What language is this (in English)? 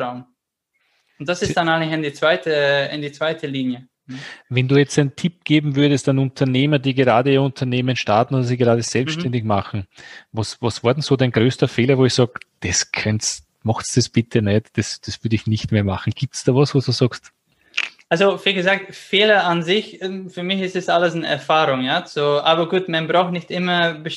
German